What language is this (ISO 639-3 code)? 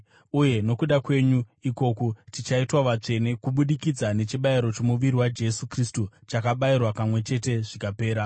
sna